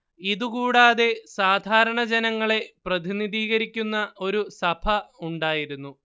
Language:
Malayalam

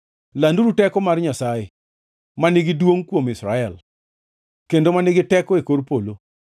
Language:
Luo (Kenya and Tanzania)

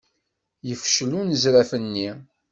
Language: Kabyle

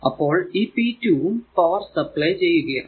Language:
Malayalam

